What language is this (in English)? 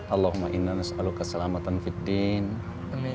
Indonesian